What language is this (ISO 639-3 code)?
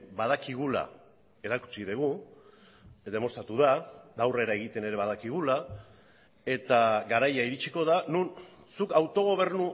eus